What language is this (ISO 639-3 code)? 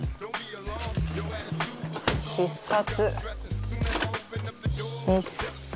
jpn